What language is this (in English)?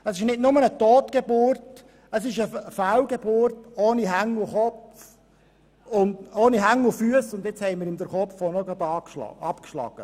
Swiss German